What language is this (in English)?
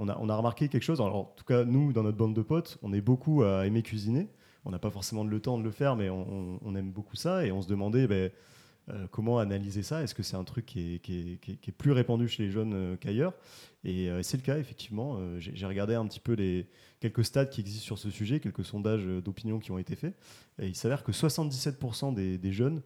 French